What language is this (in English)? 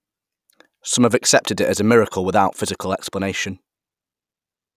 English